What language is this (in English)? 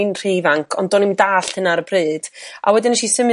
Welsh